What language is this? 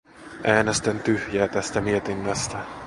Finnish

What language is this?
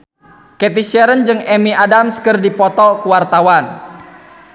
Sundanese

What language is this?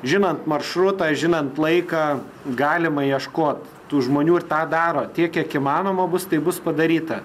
Lithuanian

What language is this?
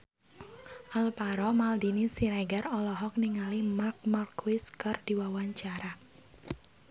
Sundanese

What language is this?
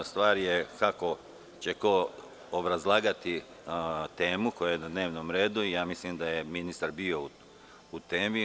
Serbian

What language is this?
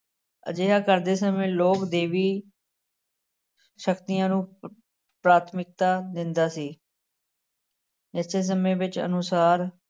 Punjabi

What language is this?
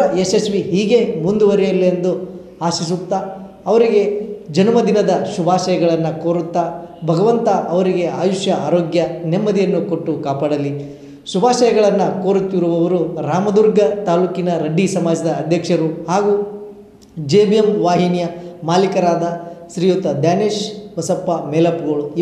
Kannada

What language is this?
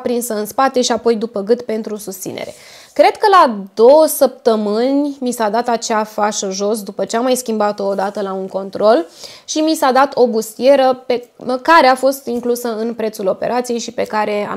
Romanian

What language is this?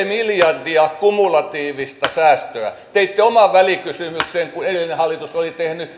Finnish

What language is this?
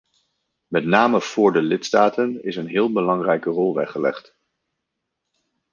Dutch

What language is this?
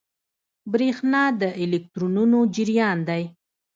Pashto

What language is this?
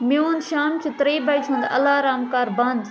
Kashmiri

